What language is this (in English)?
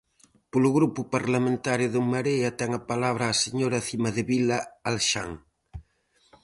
Galician